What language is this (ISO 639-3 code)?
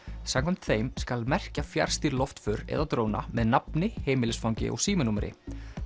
isl